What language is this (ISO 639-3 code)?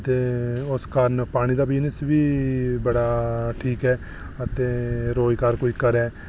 doi